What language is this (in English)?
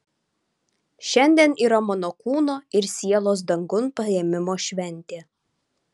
Lithuanian